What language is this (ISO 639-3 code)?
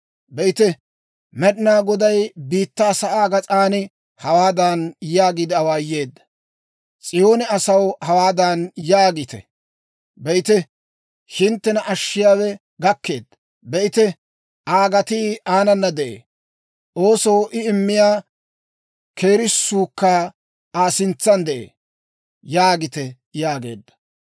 dwr